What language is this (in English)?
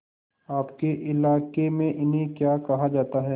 Hindi